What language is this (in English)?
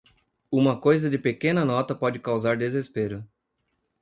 Portuguese